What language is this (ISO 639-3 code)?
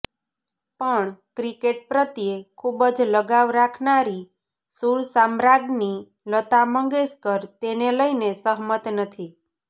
guj